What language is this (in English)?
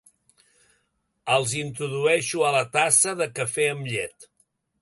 Catalan